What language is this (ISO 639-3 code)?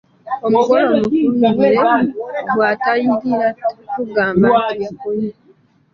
lug